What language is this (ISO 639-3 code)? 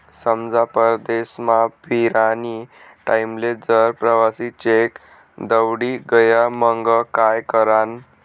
mar